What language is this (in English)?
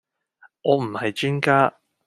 Cantonese